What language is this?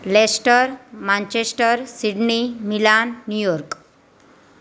Gujarati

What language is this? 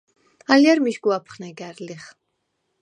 Svan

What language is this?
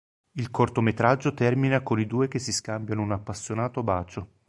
Italian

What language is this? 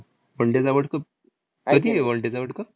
Marathi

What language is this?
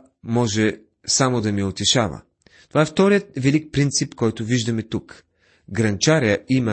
Bulgarian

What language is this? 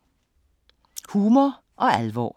Danish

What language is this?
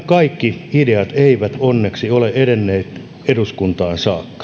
Finnish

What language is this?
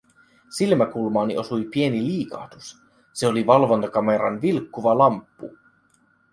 Finnish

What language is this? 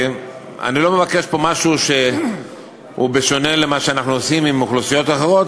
Hebrew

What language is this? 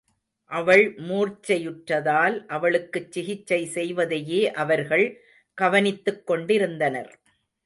Tamil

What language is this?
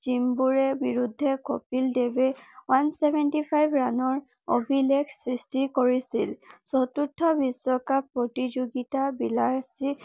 Assamese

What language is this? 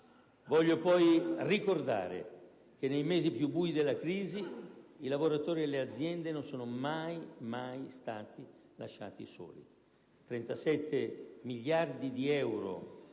Italian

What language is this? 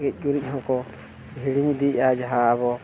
Santali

